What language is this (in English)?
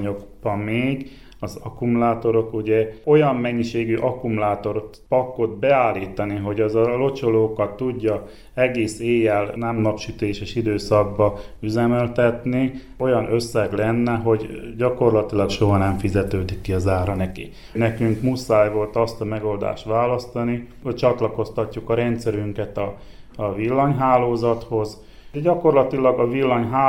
Hungarian